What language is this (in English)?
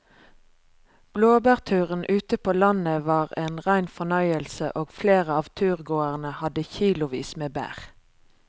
Norwegian